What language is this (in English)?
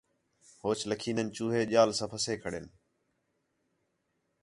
Khetrani